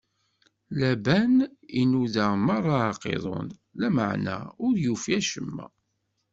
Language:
Kabyle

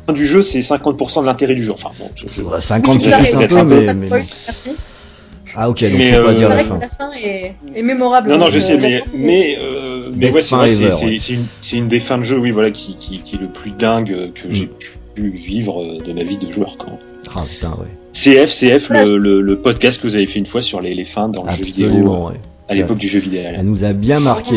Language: French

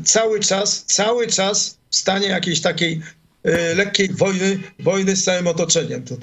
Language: Polish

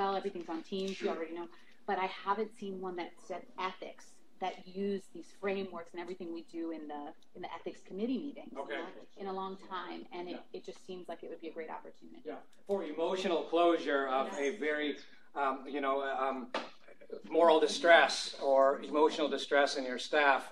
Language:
English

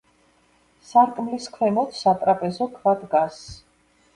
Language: Georgian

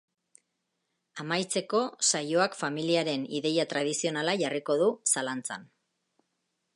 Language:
Basque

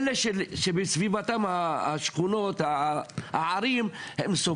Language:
Hebrew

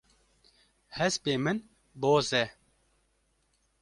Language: Kurdish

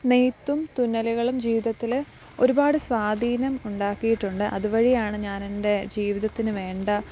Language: Malayalam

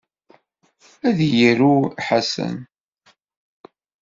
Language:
Kabyle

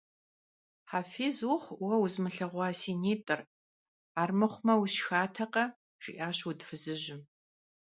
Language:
Kabardian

